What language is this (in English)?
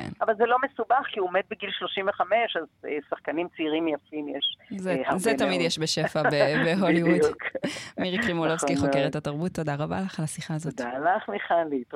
Hebrew